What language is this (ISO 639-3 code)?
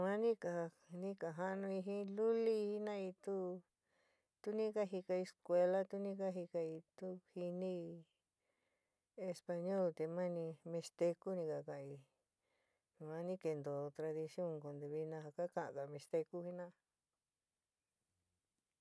mig